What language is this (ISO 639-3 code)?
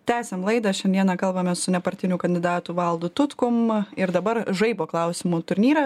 lit